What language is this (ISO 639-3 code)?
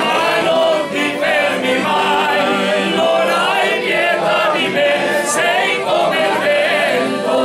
ron